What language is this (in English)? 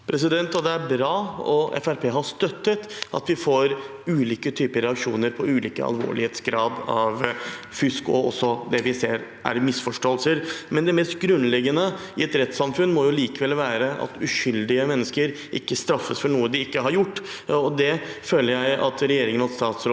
Norwegian